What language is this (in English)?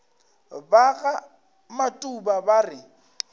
Northern Sotho